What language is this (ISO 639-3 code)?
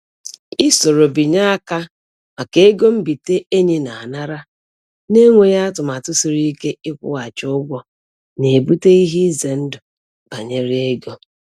ibo